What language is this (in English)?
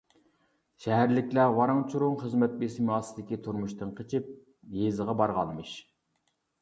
Uyghur